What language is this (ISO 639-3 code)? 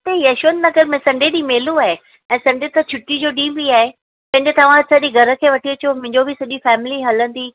snd